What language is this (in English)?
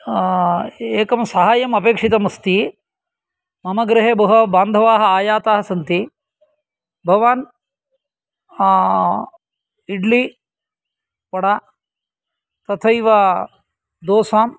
Sanskrit